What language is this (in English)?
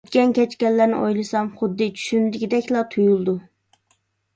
Uyghur